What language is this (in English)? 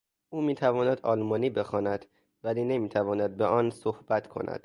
Persian